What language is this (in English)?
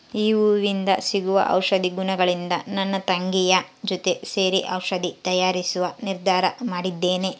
Kannada